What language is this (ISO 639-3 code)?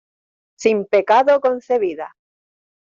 spa